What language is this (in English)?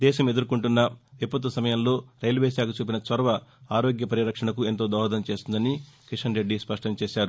Telugu